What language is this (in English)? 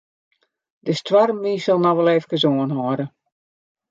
Western Frisian